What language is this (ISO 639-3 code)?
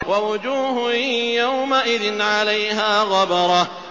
ara